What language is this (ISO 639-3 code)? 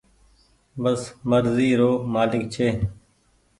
gig